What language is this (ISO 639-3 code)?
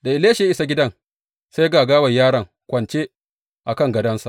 hau